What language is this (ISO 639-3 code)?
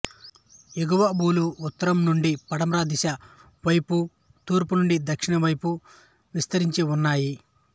tel